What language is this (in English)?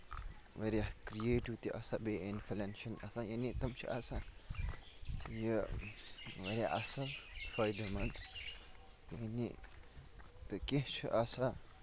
Kashmiri